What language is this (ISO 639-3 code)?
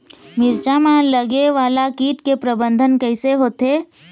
hne